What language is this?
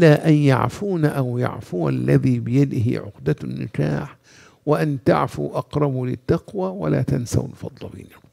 Arabic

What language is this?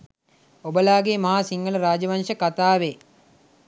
Sinhala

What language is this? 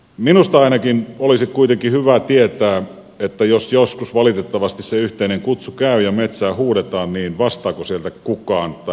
Finnish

